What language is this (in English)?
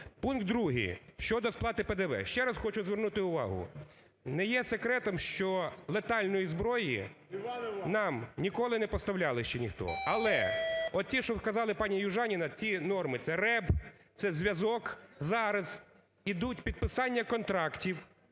Ukrainian